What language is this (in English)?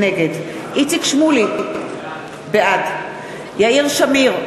Hebrew